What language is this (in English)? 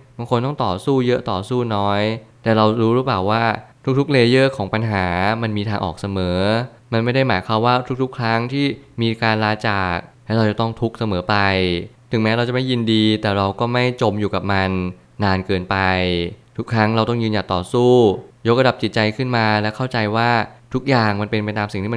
Thai